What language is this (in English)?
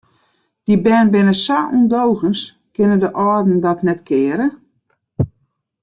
Western Frisian